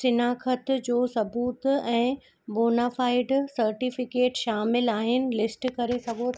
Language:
Sindhi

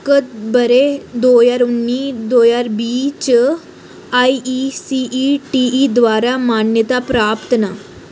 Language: Dogri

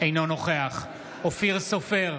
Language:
Hebrew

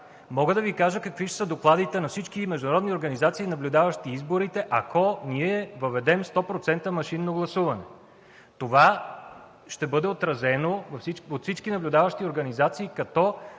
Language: Bulgarian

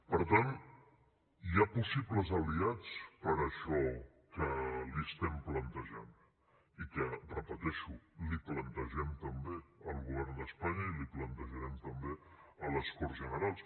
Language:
Catalan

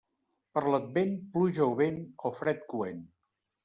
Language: Catalan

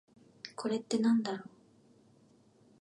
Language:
Japanese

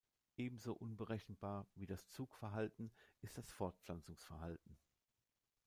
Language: German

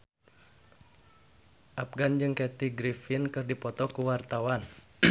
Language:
Sundanese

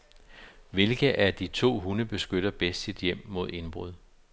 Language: Danish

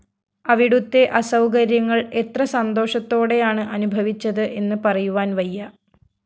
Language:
Malayalam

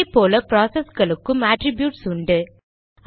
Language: Tamil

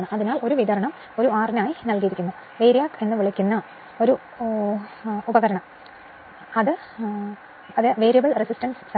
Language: Malayalam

